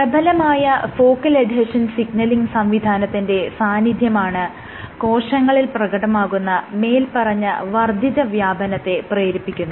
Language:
Malayalam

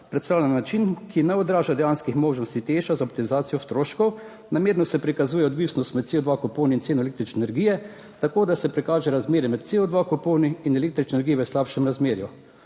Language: Slovenian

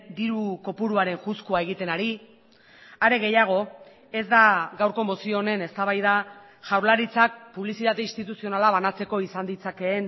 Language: Basque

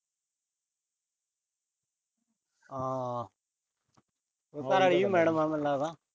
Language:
Punjabi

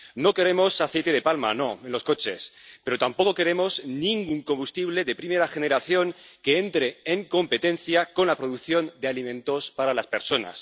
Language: Spanish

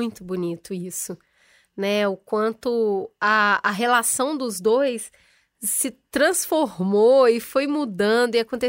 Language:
Portuguese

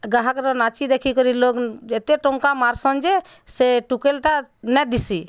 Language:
Odia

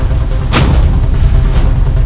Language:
Indonesian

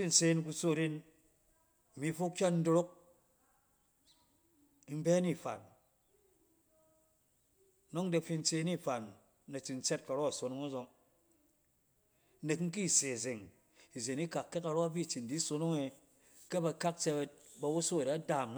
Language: Cen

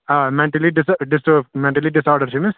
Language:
Kashmiri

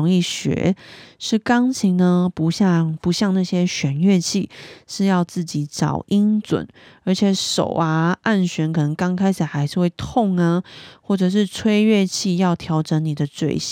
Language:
Chinese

